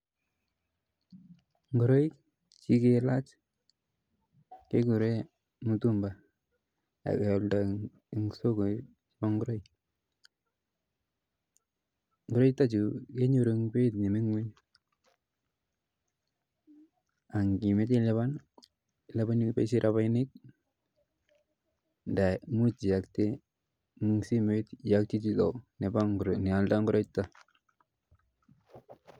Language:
Kalenjin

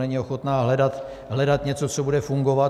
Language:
Czech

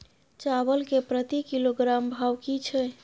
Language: Maithili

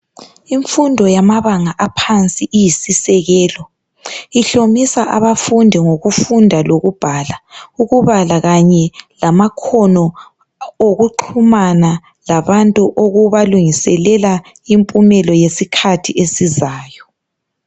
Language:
North Ndebele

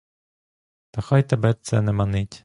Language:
Ukrainian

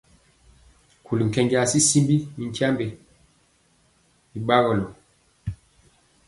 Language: Mpiemo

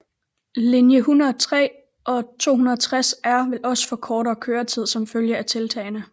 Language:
Danish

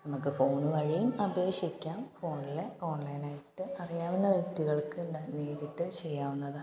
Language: Malayalam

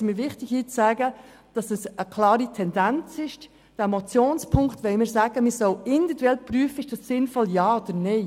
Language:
Swiss German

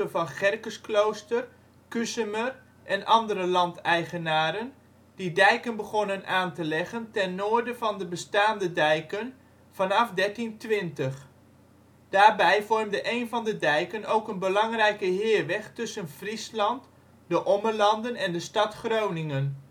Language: Dutch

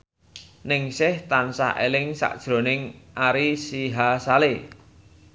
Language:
Javanese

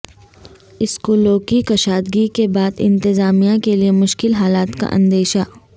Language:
Urdu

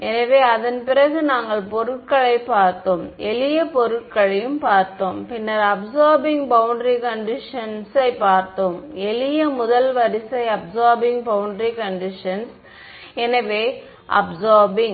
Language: Tamil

